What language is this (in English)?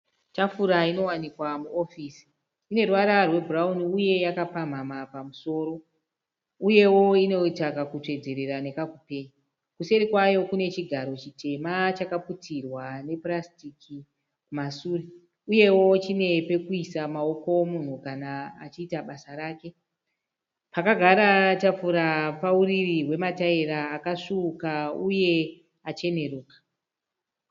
Shona